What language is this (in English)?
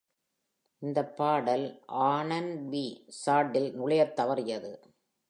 Tamil